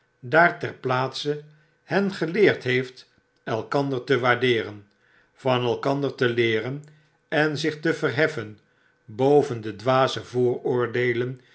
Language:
Dutch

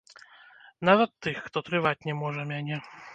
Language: Belarusian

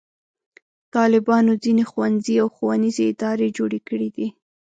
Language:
Pashto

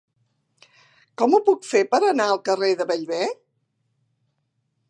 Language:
Catalan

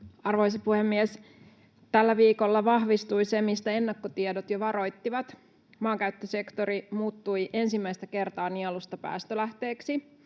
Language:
Finnish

